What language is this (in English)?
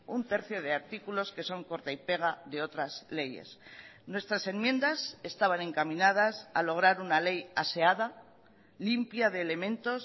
Spanish